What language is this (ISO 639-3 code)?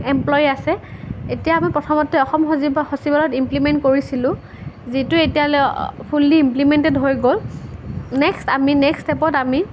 asm